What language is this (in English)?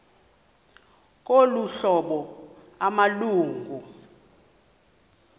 Xhosa